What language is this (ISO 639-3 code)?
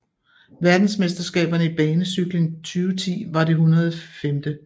dan